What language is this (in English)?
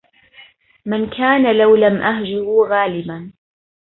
Arabic